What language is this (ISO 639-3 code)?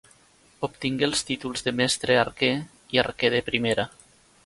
cat